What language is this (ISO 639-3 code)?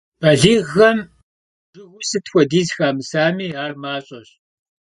kbd